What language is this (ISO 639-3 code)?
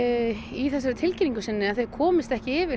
isl